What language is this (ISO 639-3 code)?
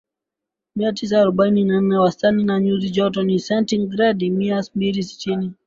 swa